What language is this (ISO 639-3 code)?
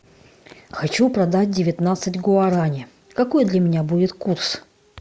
rus